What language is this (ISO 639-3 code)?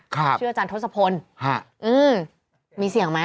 tha